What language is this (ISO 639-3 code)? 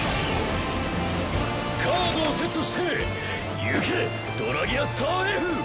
jpn